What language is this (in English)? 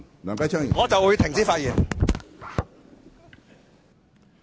Cantonese